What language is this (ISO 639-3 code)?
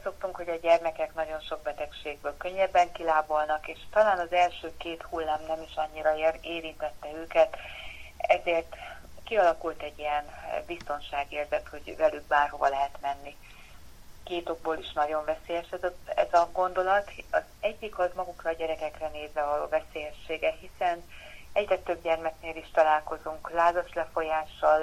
hun